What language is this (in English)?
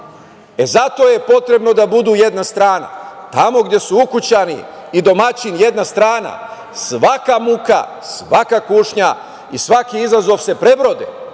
Serbian